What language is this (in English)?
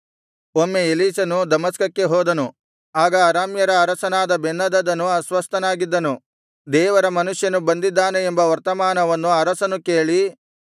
Kannada